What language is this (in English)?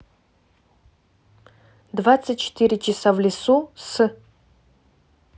Russian